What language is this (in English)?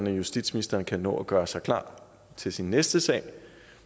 Danish